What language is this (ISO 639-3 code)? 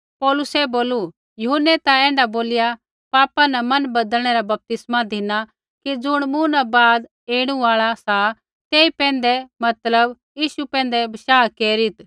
kfx